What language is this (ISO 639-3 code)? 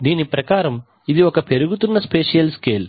tel